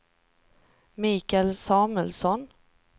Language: Swedish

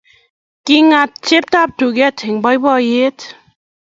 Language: Kalenjin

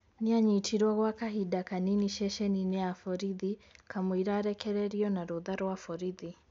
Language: Kikuyu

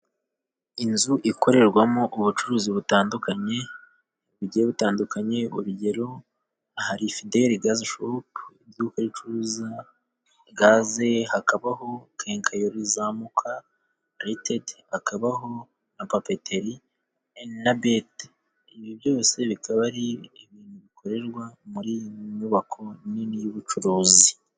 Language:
Kinyarwanda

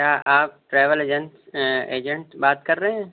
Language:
Urdu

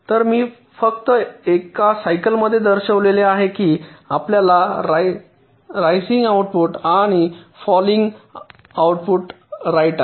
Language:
Marathi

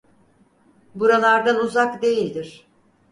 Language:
Turkish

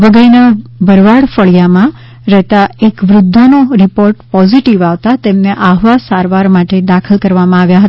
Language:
Gujarati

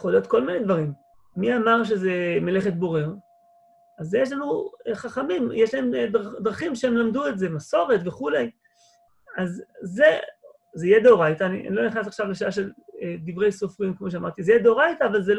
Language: Hebrew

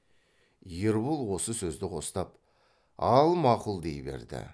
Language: Kazakh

